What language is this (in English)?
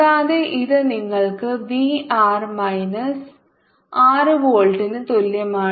Malayalam